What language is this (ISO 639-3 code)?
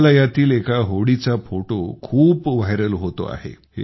mar